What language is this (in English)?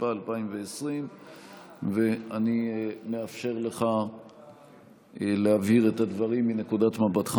Hebrew